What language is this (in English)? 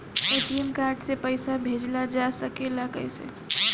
Bhojpuri